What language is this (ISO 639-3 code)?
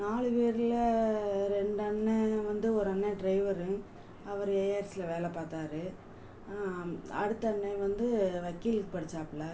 tam